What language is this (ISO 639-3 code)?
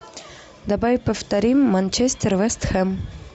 rus